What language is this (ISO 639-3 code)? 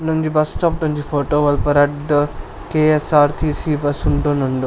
tcy